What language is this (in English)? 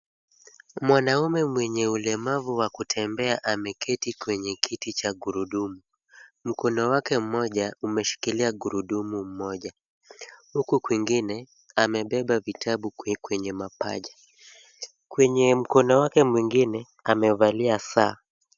Swahili